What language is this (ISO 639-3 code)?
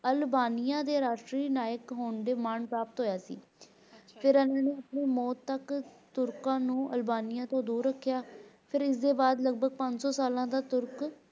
pan